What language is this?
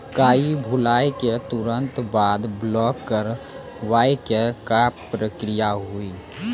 Maithili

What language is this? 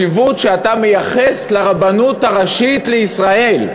Hebrew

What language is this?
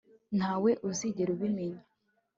Kinyarwanda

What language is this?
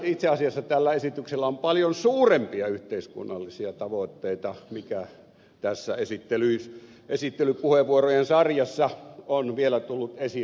Finnish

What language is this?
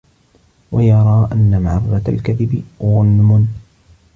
Arabic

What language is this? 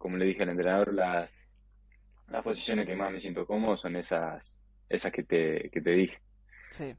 Spanish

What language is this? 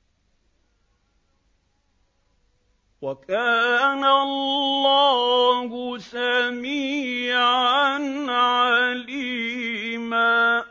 Arabic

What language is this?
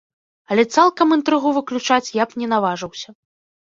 Belarusian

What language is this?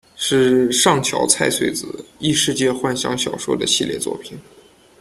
Chinese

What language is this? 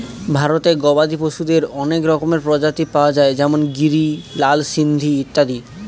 Bangla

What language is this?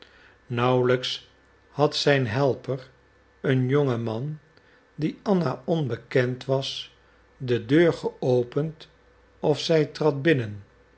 Dutch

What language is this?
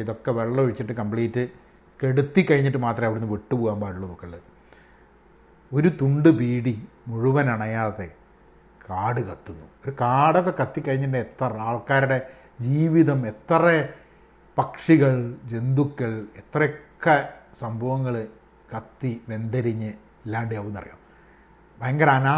Malayalam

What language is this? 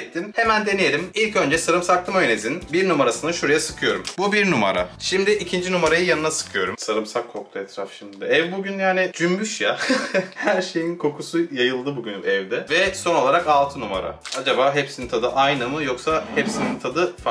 Turkish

